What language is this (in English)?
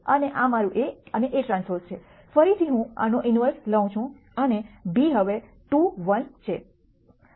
Gujarati